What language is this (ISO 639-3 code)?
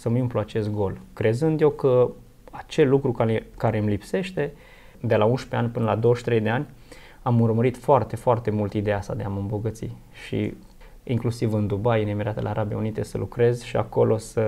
ron